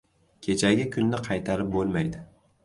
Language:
Uzbek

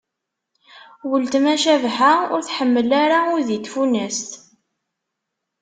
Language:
Kabyle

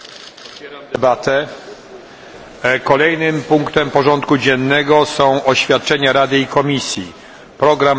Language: Polish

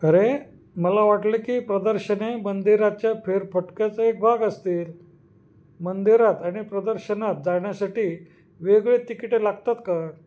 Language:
Marathi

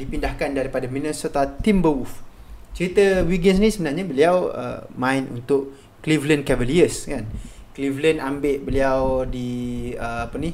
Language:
Malay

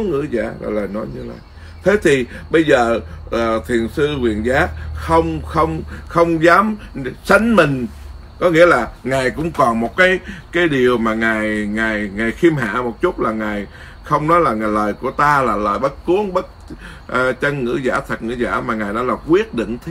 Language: Vietnamese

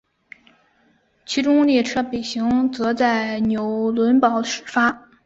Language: Chinese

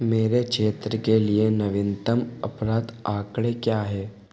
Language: Hindi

